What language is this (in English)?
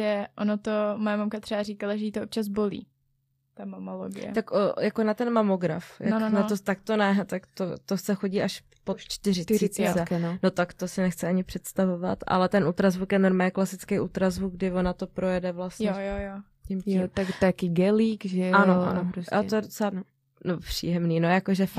Czech